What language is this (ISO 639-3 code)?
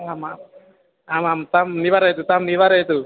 san